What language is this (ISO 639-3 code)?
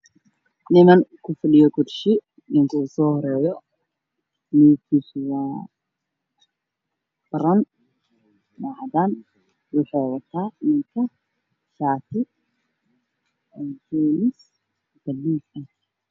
som